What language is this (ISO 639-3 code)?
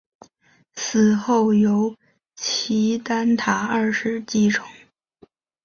zho